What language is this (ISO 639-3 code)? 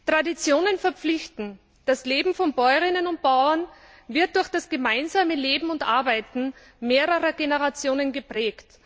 deu